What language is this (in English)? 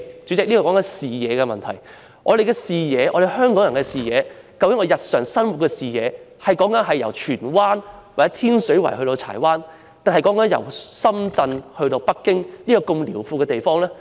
Cantonese